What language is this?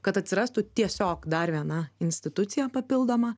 Lithuanian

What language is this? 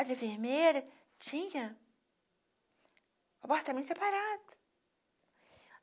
Portuguese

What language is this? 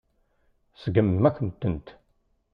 Kabyle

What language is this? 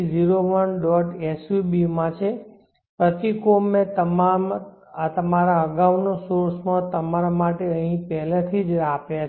Gujarati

